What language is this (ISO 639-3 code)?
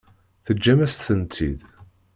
kab